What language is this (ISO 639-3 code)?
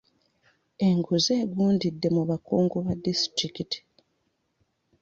lug